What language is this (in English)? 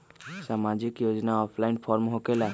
Magahi